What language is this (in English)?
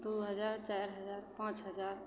Maithili